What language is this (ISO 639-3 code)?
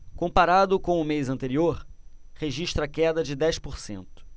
por